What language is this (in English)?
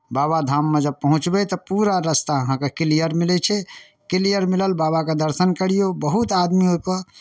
Maithili